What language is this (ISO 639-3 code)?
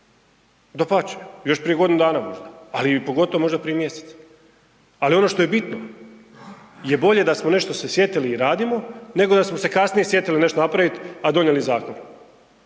hrv